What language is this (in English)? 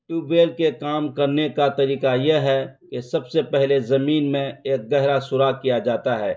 Urdu